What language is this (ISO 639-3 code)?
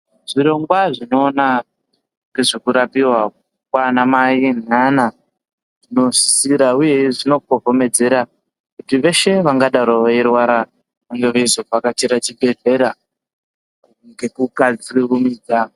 ndc